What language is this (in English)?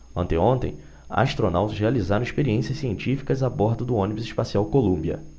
Portuguese